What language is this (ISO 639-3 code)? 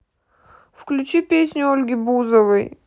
rus